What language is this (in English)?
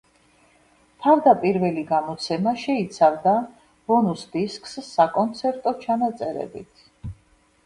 Georgian